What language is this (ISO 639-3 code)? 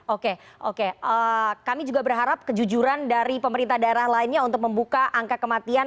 ind